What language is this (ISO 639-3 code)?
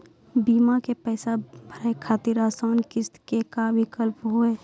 mai